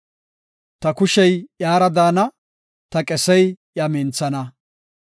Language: Gofa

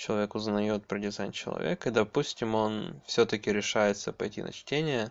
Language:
Russian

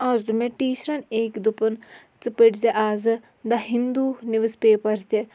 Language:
Kashmiri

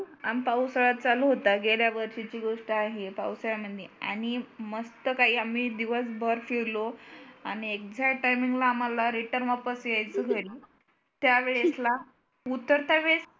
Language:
Marathi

